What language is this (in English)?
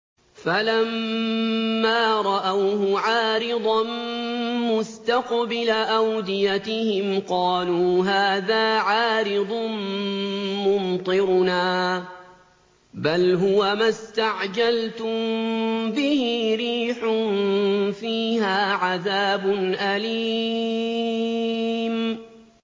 Arabic